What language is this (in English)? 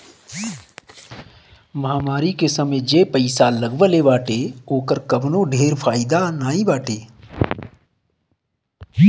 Bhojpuri